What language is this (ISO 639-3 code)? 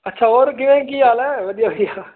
pan